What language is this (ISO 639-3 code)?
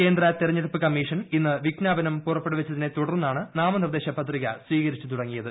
mal